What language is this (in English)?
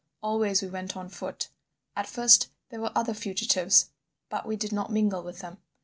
English